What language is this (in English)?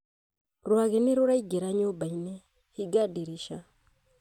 Kikuyu